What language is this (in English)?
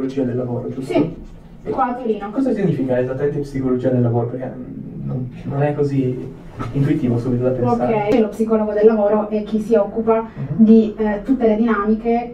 Italian